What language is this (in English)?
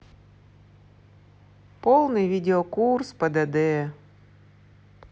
Russian